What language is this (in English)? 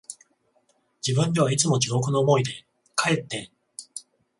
Japanese